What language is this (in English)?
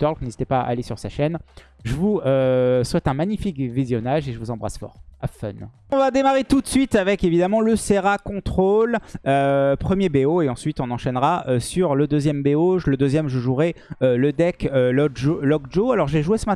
French